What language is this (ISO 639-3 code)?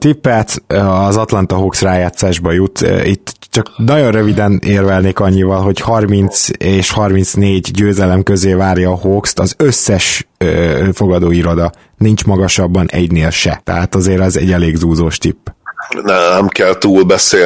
hun